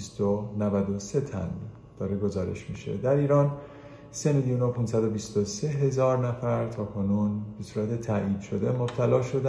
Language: Persian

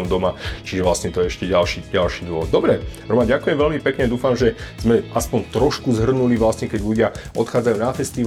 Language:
Slovak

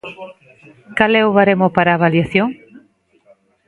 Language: Galician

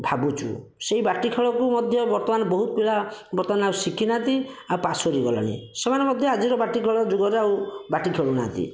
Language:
Odia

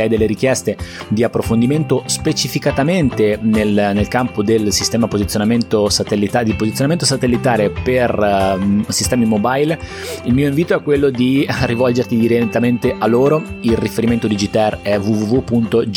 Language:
Italian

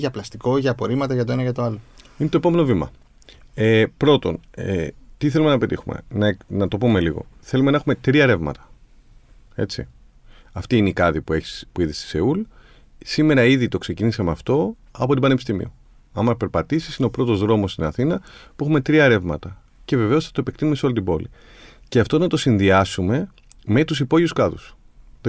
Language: Greek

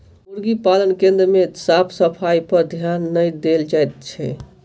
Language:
Maithili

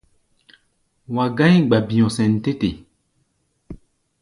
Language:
Gbaya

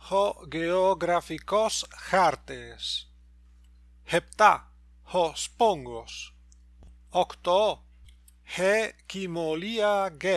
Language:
Greek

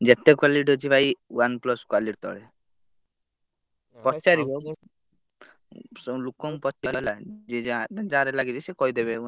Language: Odia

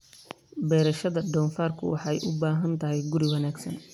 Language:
Somali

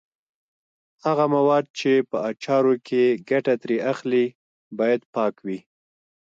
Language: Pashto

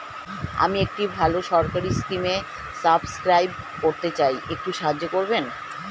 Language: Bangla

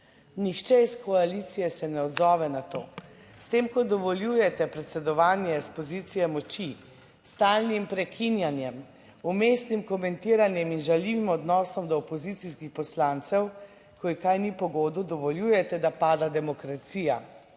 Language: Slovenian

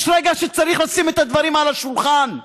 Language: Hebrew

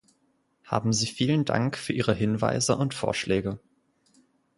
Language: German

